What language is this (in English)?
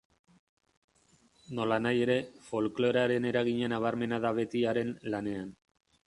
Basque